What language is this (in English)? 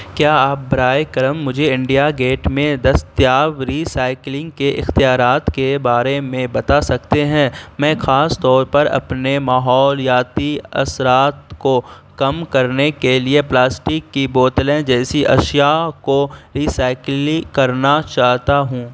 Urdu